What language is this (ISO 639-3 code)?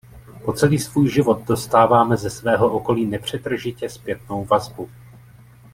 ces